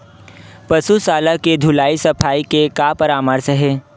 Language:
Chhattisgarhi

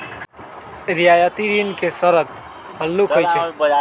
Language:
Magahi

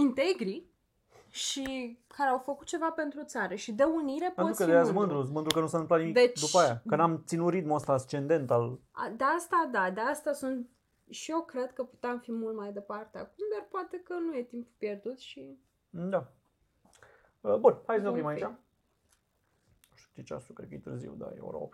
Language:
Romanian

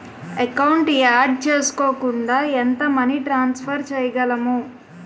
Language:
Telugu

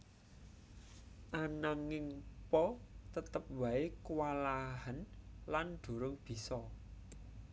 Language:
Javanese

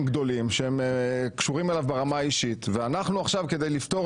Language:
Hebrew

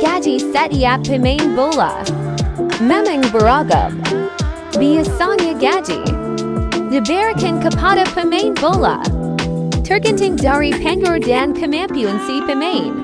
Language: English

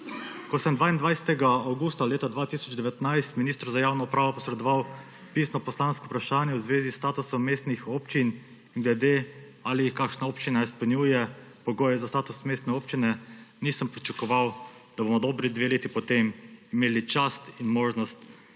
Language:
Slovenian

